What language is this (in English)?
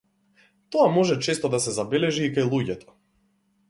Macedonian